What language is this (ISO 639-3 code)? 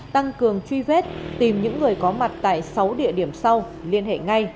vie